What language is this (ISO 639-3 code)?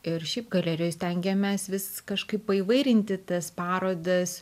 lit